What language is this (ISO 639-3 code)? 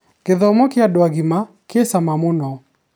kik